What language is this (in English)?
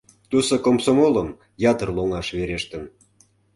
Mari